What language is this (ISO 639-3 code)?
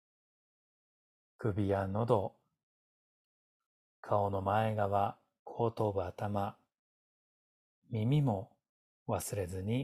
jpn